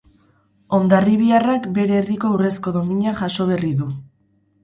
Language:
Basque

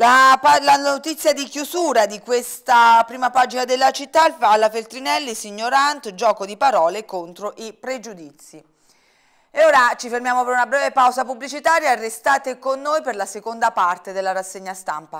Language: Italian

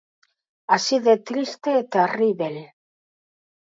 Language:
Galician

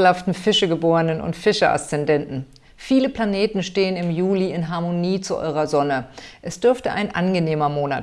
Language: German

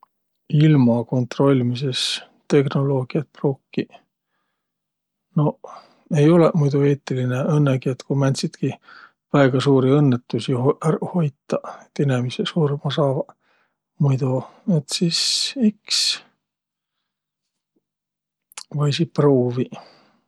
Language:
Võro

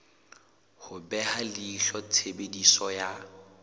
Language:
Southern Sotho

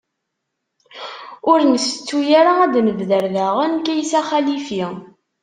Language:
Kabyle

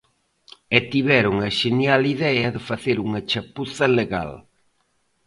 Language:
Galician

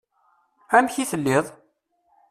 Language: Kabyle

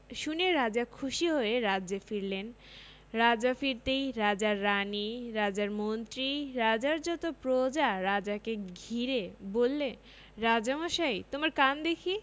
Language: Bangla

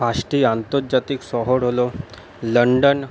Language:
Bangla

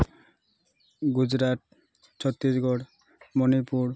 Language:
Odia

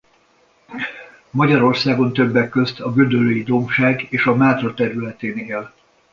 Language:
Hungarian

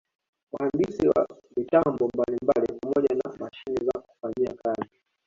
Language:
Swahili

